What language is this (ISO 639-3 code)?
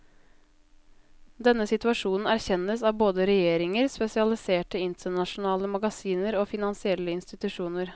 nor